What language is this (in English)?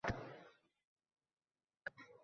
Uzbek